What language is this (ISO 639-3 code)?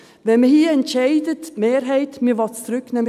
gsw